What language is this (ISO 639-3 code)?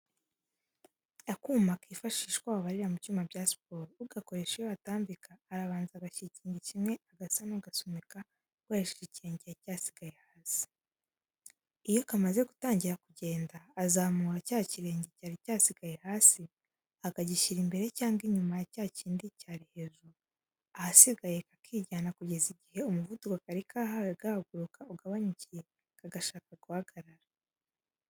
kin